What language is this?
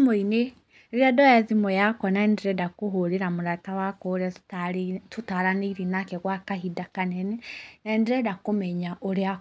Kikuyu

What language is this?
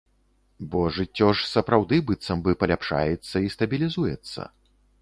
Belarusian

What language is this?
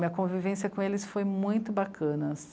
Portuguese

